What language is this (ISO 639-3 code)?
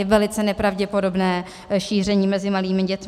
ces